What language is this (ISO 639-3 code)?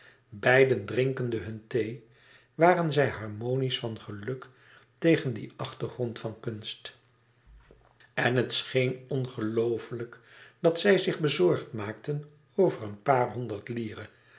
nld